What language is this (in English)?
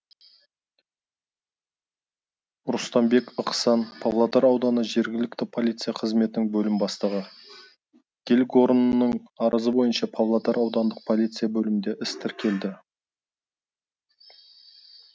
Kazakh